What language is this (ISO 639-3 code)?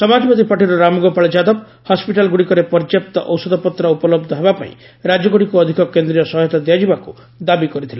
ori